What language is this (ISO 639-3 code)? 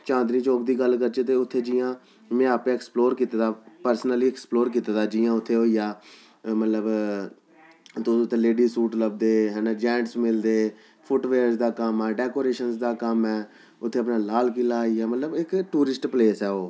doi